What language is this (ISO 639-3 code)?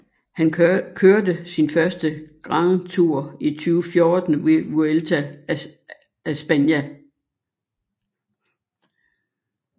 dan